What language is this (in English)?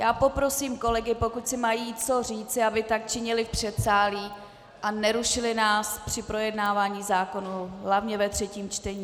Czech